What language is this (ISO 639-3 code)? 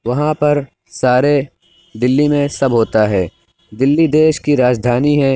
urd